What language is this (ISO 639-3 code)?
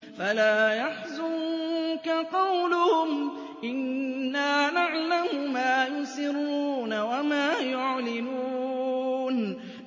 ara